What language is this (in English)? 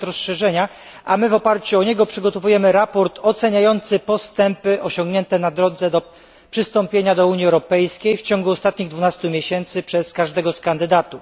Polish